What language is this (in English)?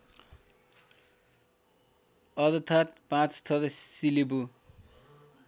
Nepali